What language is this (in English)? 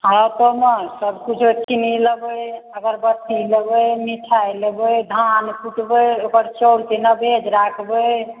Maithili